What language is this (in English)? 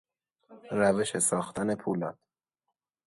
Persian